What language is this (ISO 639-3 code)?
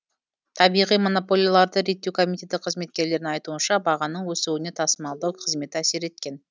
kaz